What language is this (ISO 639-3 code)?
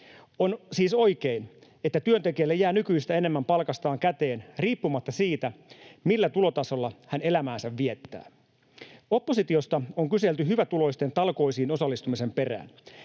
fin